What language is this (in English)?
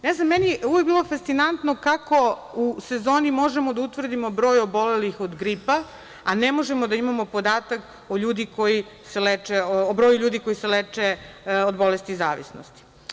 Serbian